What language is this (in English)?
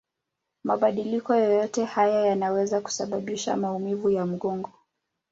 Swahili